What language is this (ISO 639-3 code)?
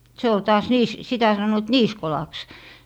fin